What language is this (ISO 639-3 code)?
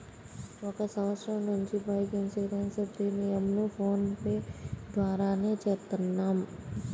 tel